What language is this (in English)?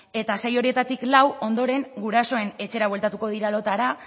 Basque